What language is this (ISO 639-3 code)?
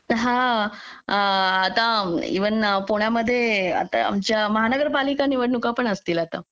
mar